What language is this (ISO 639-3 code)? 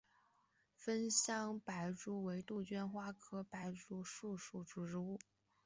zho